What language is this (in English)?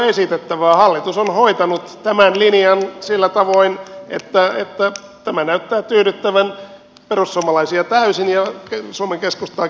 Finnish